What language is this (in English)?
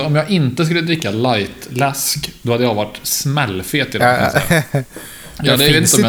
Swedish